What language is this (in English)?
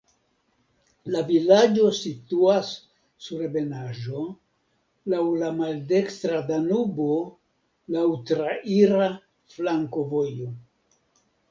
Esperanto